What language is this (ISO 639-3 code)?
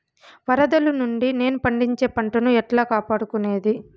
tel